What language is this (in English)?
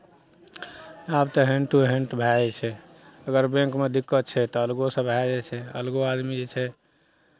Maithili